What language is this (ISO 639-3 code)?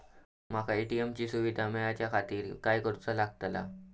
mar